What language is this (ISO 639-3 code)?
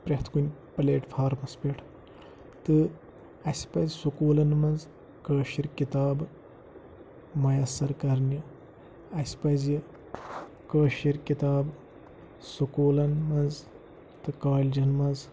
kas